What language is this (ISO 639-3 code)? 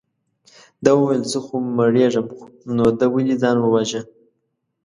pus